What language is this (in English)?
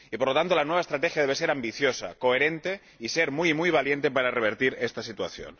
Spanish